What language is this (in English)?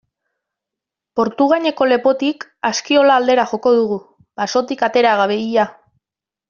Basque